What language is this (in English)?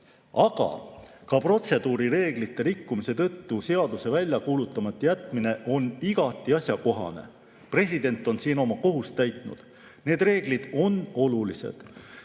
Estonian